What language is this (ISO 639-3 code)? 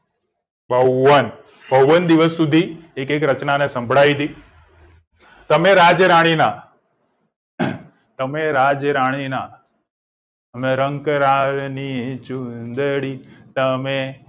guj